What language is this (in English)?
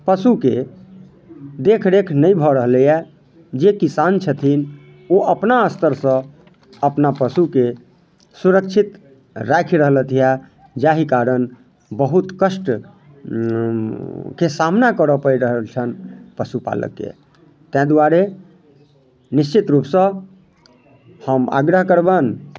Maithili